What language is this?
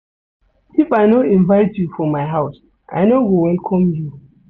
Nigerian Pidgin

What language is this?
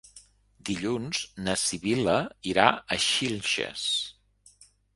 Catalan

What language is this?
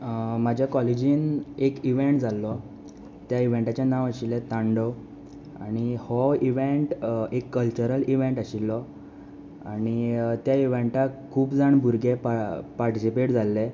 Konkani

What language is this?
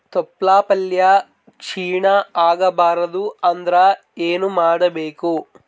Kannada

